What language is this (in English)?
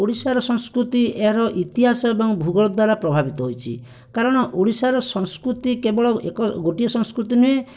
Odia